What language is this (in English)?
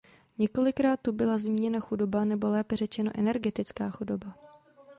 Czech